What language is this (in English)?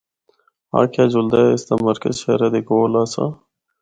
Northern Hindko